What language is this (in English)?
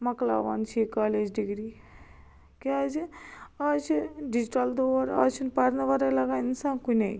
Kashmiri